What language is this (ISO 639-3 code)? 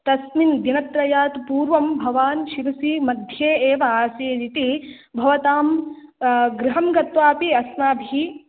san